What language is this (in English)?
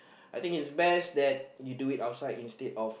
English